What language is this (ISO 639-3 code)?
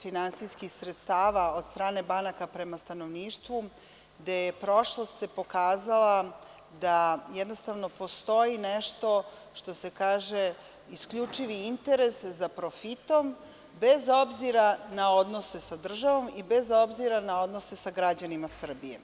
srp